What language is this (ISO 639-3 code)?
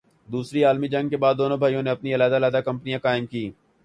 urd